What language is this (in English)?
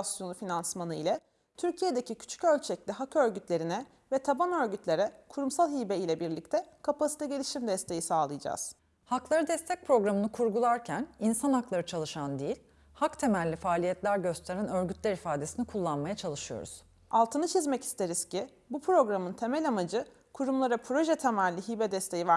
Turkish